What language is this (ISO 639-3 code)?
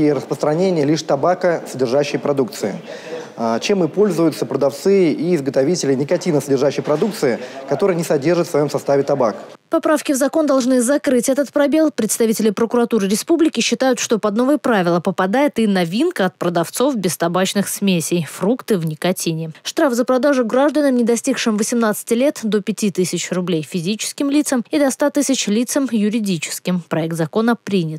rus